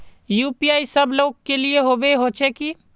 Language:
Magahi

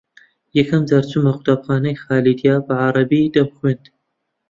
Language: Central Kurdish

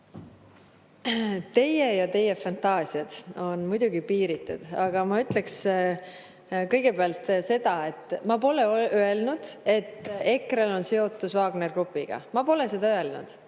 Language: Estonian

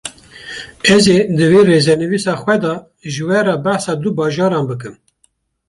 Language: Kurdish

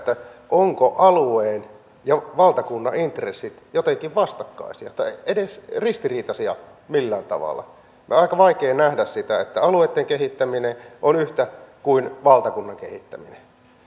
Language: Finnish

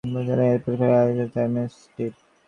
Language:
Bangla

